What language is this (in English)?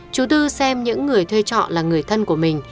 Vietnamese